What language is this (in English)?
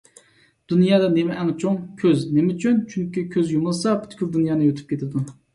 Uyghur